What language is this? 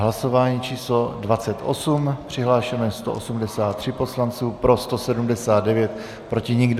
Czech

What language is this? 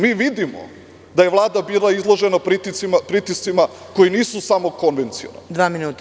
Serbian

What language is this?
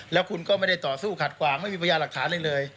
Thai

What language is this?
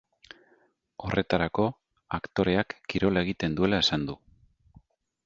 Basque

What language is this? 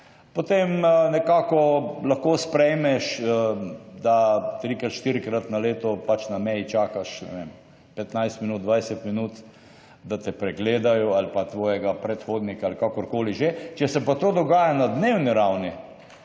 Slovenian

